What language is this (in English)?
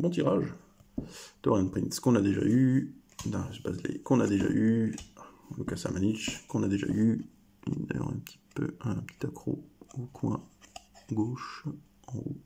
French